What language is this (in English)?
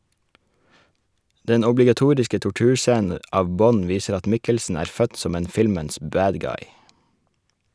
Norwegian